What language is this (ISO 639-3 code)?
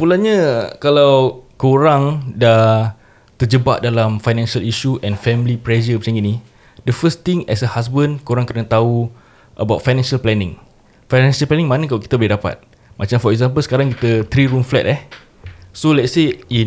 msa